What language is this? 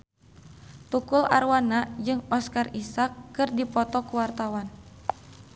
Sundanese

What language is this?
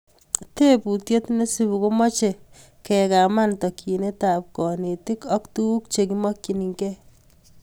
Kalenjin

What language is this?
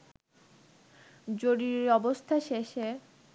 Bangla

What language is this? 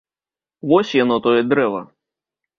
Belarusian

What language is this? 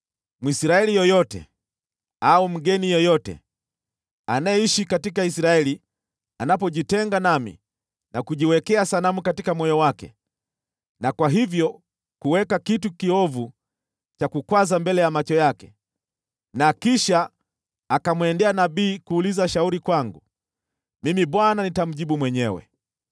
Swahili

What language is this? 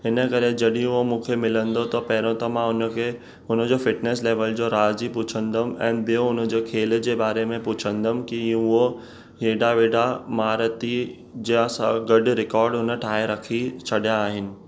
Sindhi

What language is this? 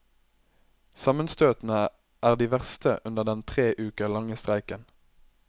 Norwegian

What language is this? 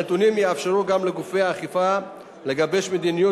Hebrew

